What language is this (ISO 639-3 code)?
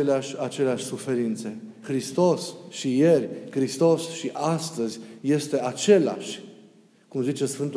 ron